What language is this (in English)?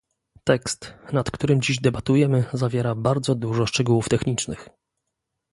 Polish